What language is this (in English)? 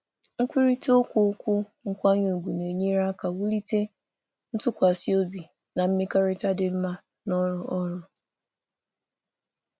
Igbo